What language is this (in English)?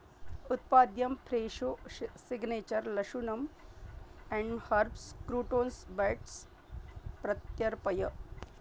Sanskrit